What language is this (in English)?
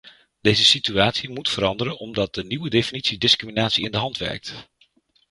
Dutch